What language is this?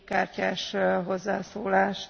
German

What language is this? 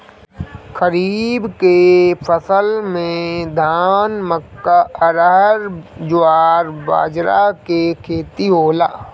Bhojpuri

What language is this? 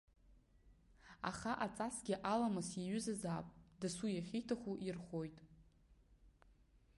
Abkhazian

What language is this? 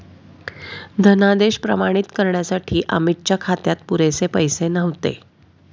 Marathi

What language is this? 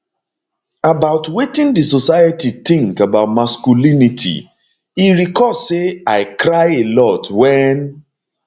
Nigerian Pidgin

